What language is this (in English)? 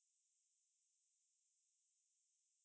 English